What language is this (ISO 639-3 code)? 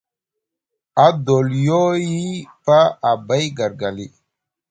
mug